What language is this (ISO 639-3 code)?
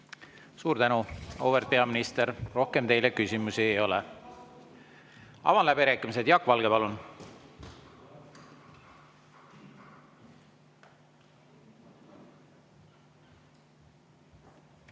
est